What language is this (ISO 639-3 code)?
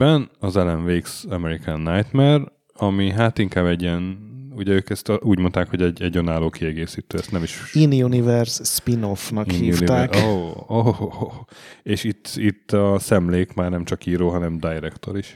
hun